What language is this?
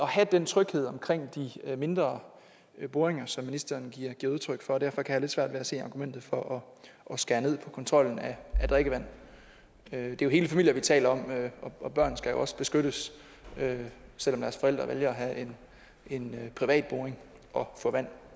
Danish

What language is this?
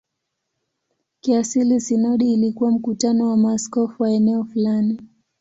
Swahili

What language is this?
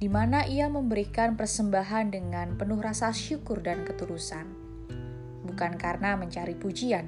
Indonesian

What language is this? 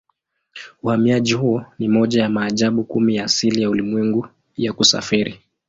Swahili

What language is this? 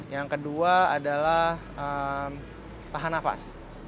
Indonesian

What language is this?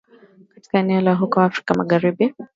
Swahili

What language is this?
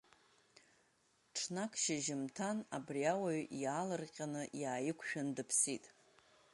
Abkhazian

